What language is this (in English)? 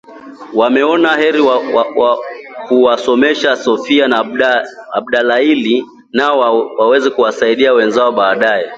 Swahili